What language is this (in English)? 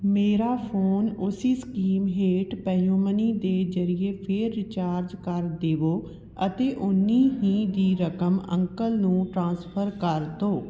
Punjabi